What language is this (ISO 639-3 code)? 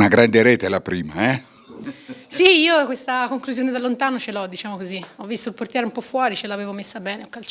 ita